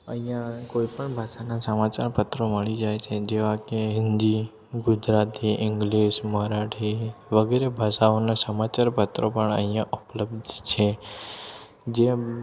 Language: Gujarati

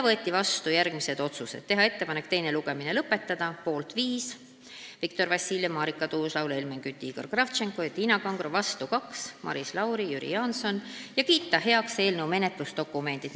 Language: Estonian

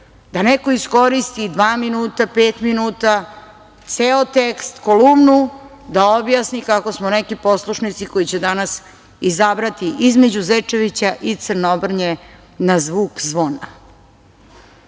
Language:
Serbian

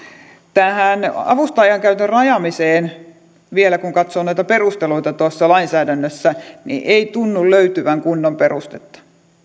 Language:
Finnish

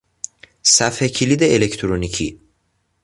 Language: Persian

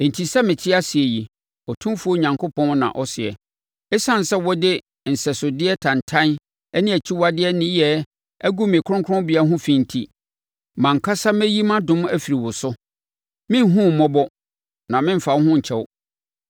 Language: Akan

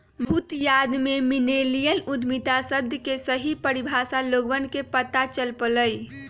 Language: Magahi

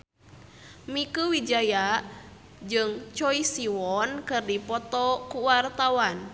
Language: Sundanese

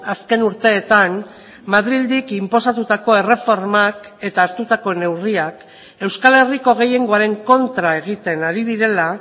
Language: Basque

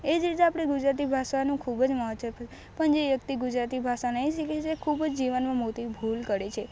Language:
Gujarati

